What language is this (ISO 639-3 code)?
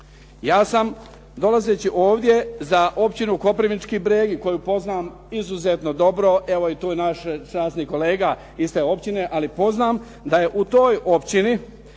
hrv